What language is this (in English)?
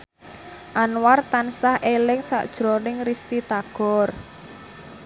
Javanese